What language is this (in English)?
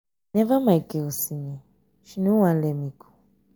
Nigerian Pidgin